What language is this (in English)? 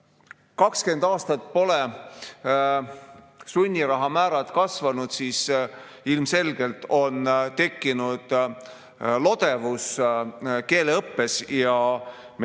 Estonian